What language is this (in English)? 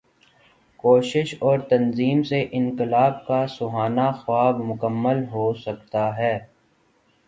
Urdu